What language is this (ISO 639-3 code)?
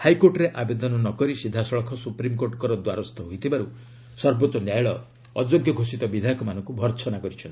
ori